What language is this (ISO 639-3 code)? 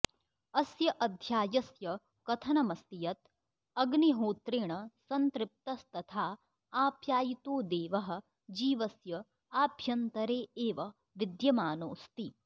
san